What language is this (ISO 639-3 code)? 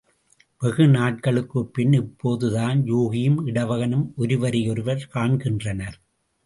tam